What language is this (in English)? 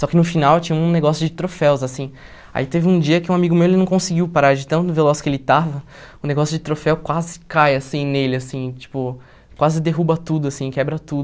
Portuguese